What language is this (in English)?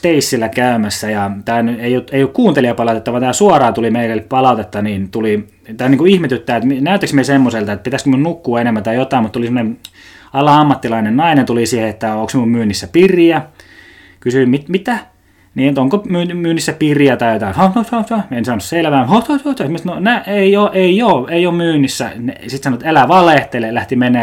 Finnish